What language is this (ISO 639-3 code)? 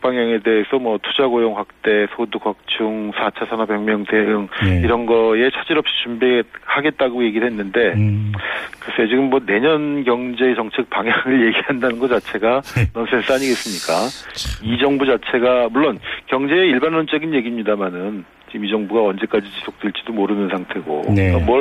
kor